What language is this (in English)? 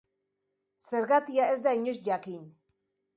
Basque